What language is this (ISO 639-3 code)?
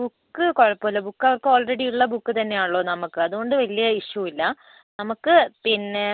mal